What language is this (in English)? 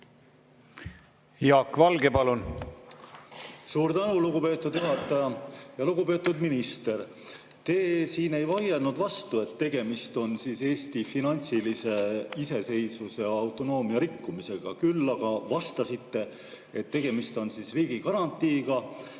Estonian